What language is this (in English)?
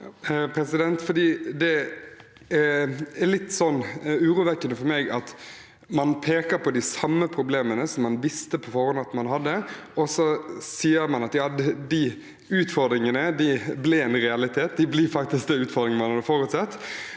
Norwegian